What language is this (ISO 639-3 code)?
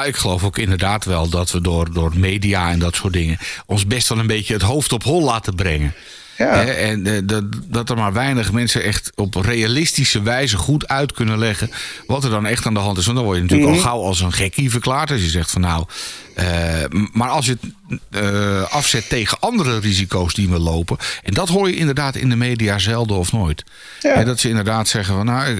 nld